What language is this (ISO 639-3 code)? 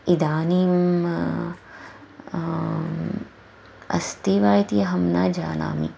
san